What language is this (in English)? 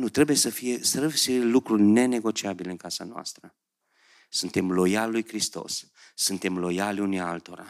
Romanian